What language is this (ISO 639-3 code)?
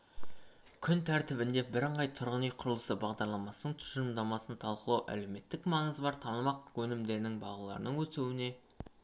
kaz